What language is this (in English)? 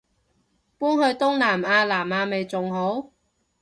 Cantonese